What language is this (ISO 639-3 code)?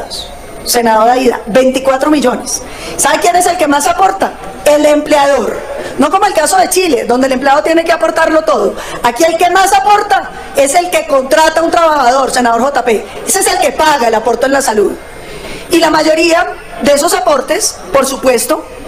spa